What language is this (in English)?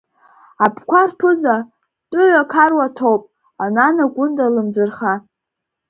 Abkhazian